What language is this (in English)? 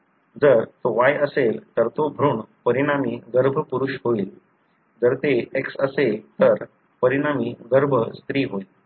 Marathi